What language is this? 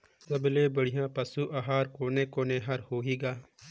Chhattisgarhi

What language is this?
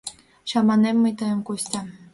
Mari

